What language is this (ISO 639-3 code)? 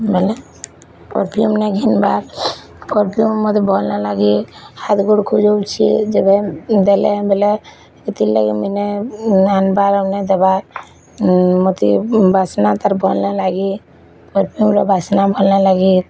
ori